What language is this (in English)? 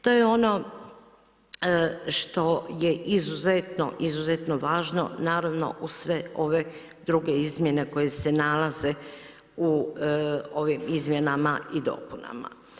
Croatian